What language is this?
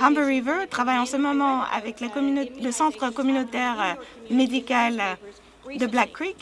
French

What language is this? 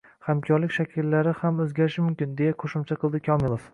Uzbek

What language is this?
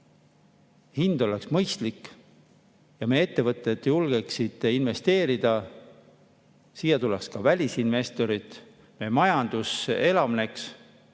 Estonian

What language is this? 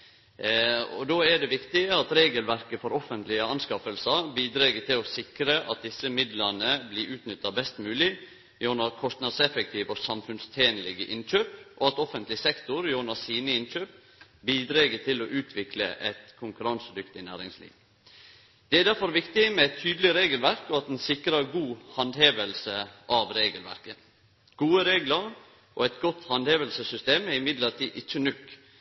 Norwegian Nynorsk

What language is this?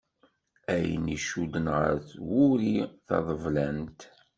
Kabyle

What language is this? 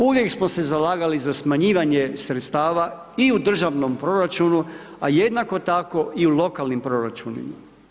Croatian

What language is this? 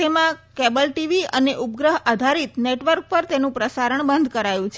Gujarati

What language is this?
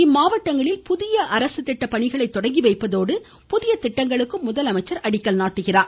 Tamil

